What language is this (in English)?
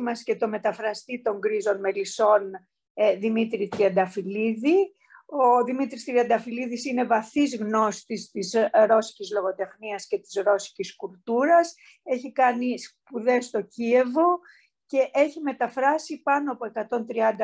Greek